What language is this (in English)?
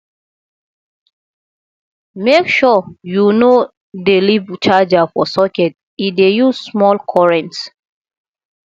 Nigerian Pidgin